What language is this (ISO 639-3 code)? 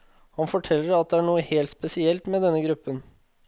nor